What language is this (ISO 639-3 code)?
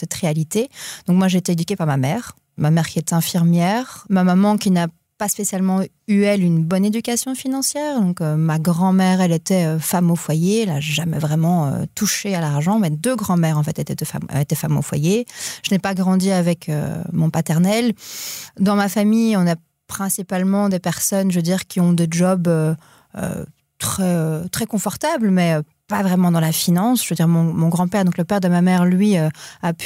fra